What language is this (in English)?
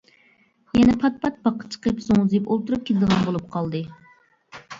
Uyghur